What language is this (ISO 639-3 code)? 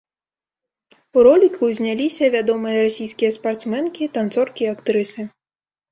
bel